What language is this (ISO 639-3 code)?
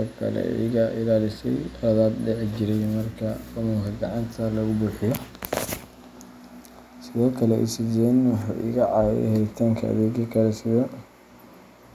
som